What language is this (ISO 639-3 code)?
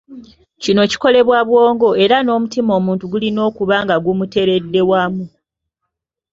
lug